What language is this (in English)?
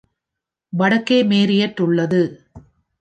Tamil